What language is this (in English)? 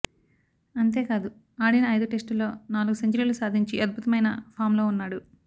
Telugu